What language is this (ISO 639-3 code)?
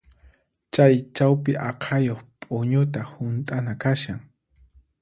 qxp